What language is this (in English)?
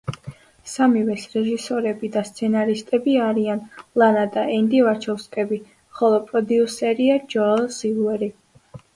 Georgian